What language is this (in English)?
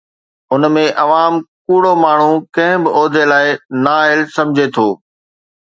Sindhi